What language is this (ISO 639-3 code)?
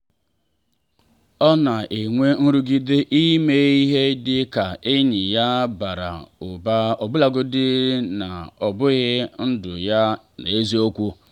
ibo